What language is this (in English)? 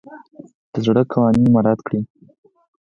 Pashto